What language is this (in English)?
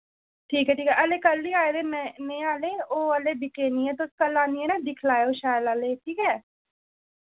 Dogri